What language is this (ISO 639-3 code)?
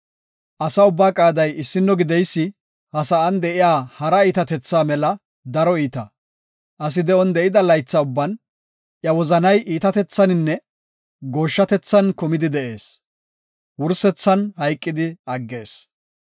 gof